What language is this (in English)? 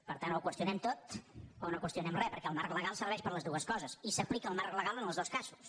Catalan